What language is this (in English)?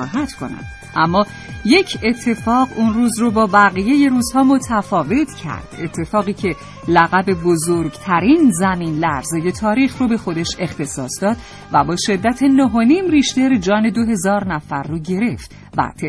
Persian